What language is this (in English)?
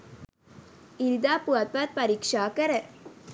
Sinhala